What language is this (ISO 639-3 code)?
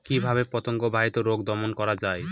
ben